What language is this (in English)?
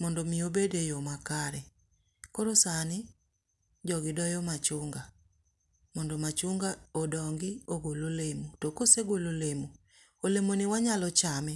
Luo (Kenya and Tanzania)